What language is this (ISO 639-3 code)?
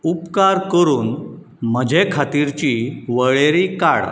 kok